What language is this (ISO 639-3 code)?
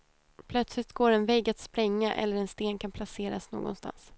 swe